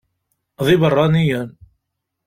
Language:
Kabyle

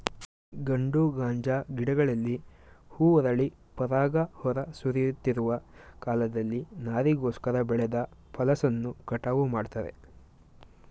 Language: Kannada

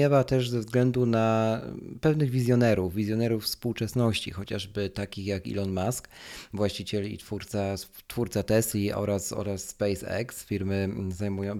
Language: Polish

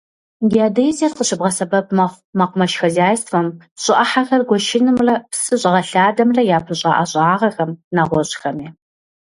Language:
Kabardian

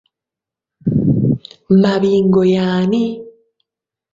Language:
Ganda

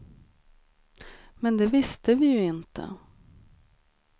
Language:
Swedish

